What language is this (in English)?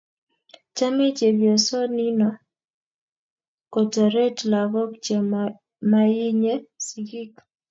Kalenjin